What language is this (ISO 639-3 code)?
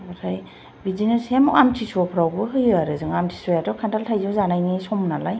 brx